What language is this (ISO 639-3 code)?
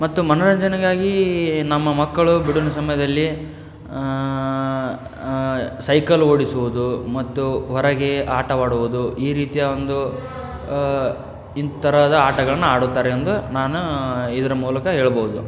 kan